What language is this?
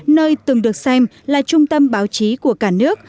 Vietnamese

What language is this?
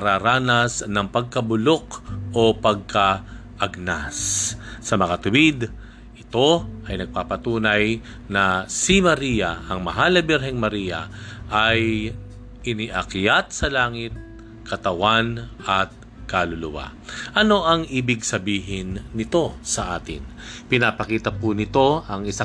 Filipino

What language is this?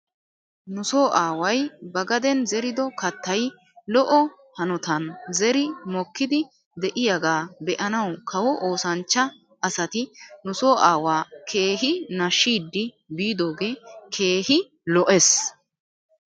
Wolaytta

